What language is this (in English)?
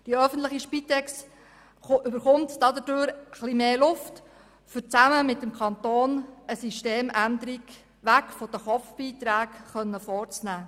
Swiss German